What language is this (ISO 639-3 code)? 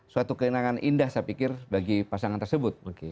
ind